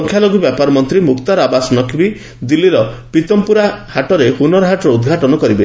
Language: Odia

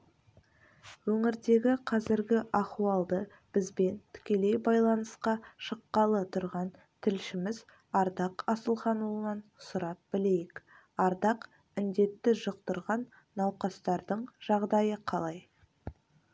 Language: Kazakh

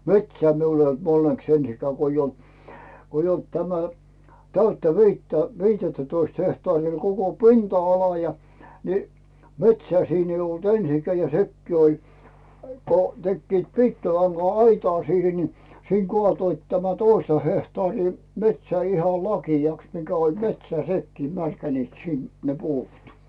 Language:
Finnish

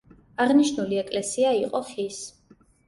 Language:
Georgian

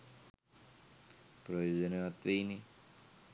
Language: Sinhala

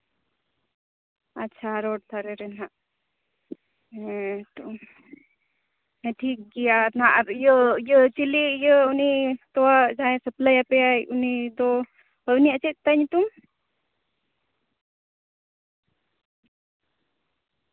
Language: Santali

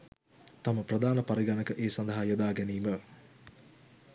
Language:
Sinhala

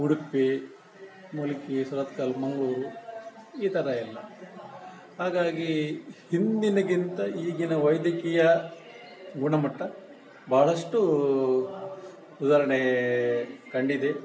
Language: Kannada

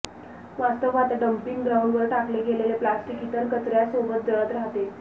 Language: Marathi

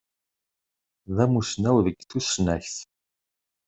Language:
Kabyle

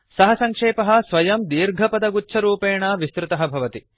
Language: Sanskrit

